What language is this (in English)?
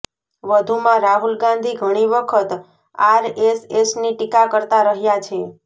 Gujarati